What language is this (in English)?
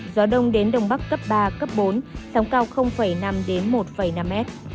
Vietnamese